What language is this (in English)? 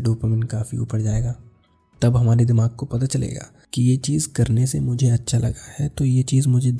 Hindi